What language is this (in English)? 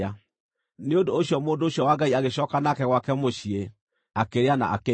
Kikuyu